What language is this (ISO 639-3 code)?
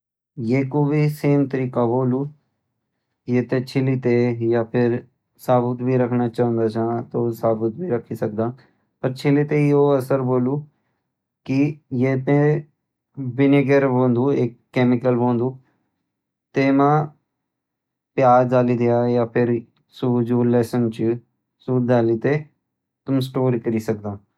gbm